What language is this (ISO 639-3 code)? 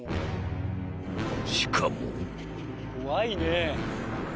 jpn